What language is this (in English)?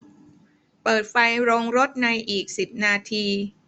Thai